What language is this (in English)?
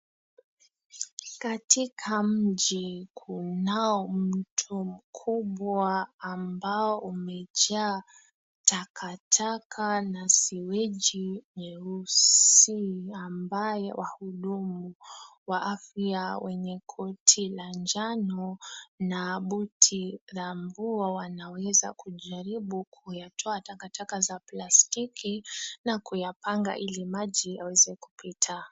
Swahili